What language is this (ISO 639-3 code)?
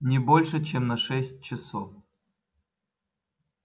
rus